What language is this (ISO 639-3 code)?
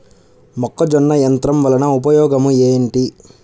tel